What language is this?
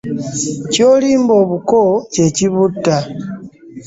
Ganda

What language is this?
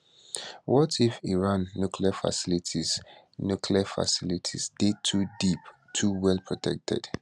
Nigerian Pidgin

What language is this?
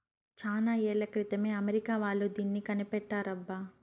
Telugu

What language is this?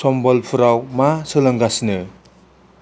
Bodo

